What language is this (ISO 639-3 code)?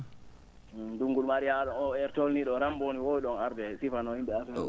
ful